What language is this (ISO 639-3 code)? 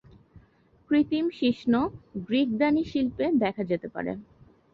ben